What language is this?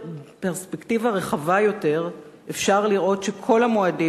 Hebrew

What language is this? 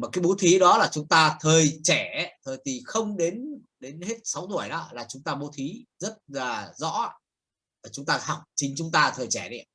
Vietnamese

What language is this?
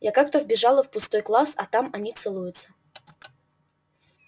Russian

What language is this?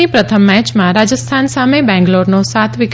Gujarati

